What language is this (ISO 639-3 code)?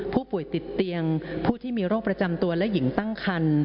tha